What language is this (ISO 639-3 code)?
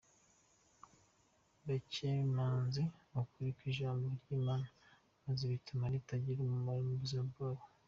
kin